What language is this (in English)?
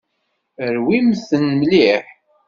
Kabyle